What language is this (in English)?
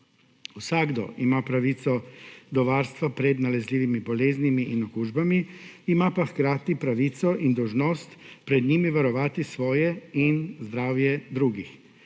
Slovenian